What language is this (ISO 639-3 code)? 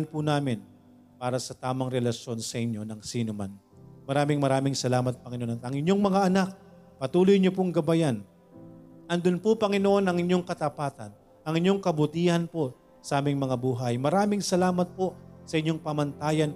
fil